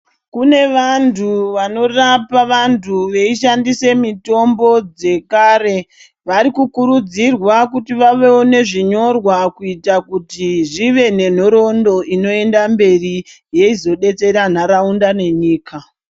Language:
Ndau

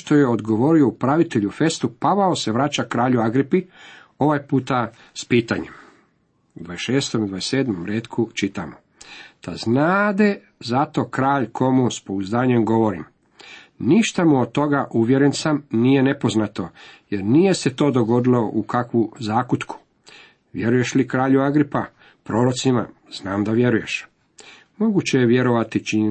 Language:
Croatian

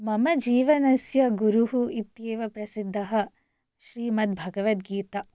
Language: Sanskrit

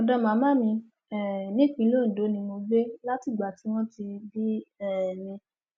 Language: Yoruba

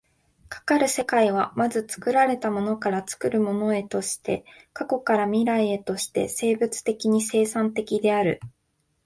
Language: Japanese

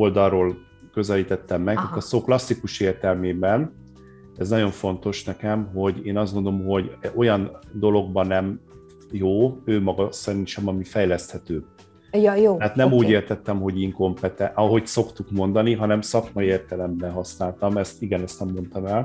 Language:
Hungarian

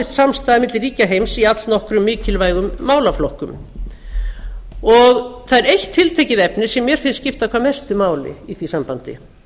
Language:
Icelandic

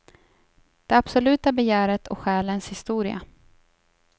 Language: Swedish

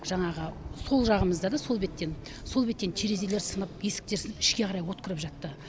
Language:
Kazakh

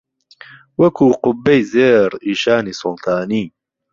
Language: Central Kurdish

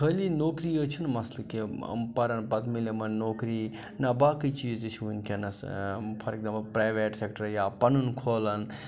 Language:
Kashmiri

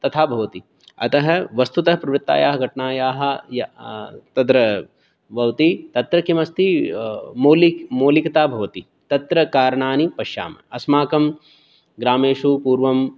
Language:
Sanskrit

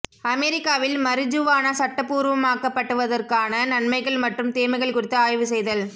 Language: Tamil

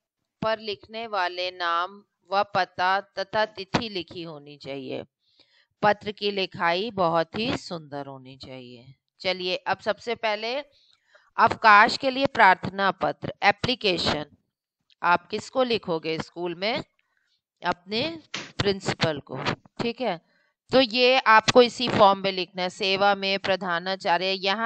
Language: Hindi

